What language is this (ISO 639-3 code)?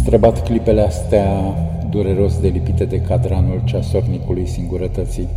ron